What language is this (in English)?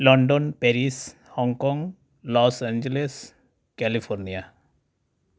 Santali